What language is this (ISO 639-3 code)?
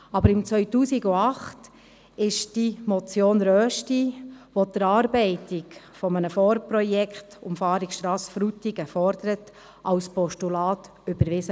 gsw